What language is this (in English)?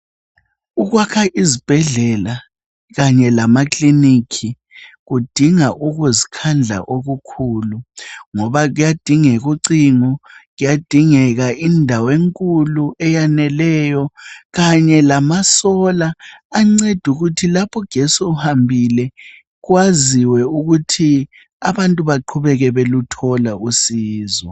North Ndebele